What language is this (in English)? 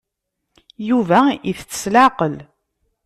Kabyle